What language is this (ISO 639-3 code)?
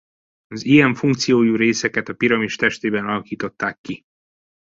hun